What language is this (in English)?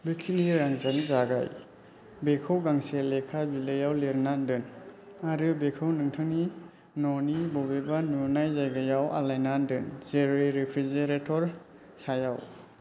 Bodo